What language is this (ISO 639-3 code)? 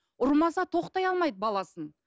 kaz